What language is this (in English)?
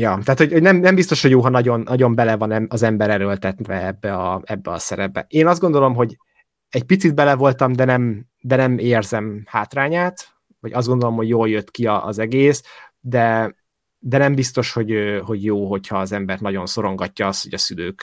Hungarian